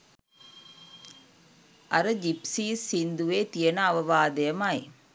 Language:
Sinhala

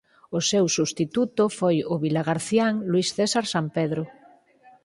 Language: Galician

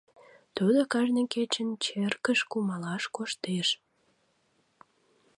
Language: Mari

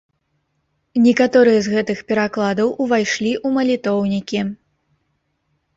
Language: Belarusian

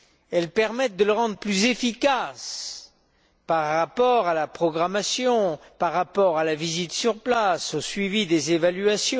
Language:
French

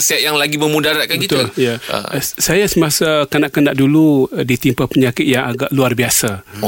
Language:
Malay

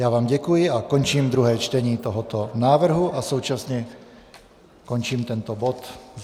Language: Czech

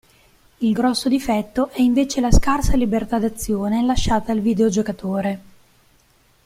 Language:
Italian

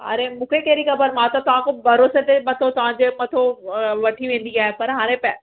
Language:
Sindhi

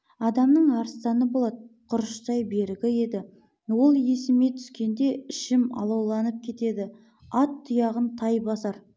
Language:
Kazakh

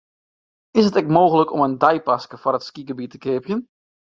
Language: Western Frisian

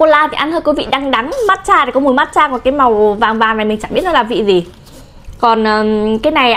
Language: Vietnamese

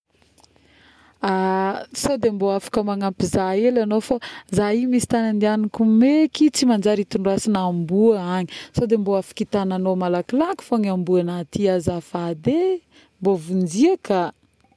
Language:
Northern Betsimisaraka Malagasy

